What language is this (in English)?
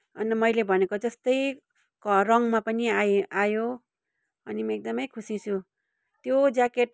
Nepali